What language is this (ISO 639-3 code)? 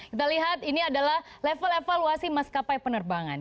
ind